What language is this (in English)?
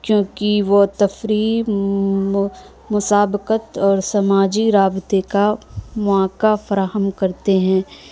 Urdu